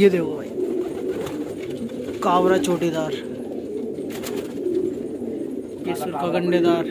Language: Hindi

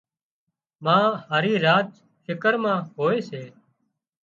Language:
Wadiyara Koli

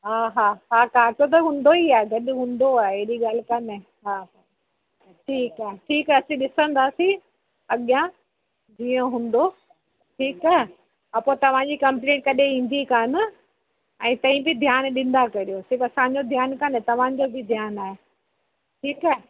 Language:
Sindhi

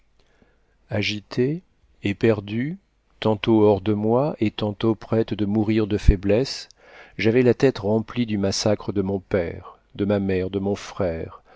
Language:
French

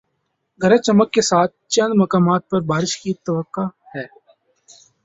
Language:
Urdu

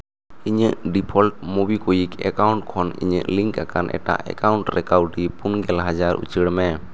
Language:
Santali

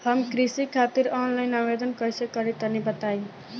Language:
Bhojpuri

